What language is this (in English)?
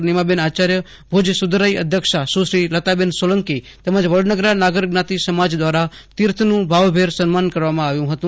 Gujarati